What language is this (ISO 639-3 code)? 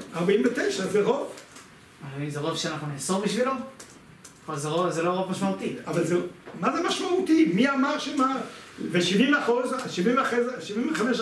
heb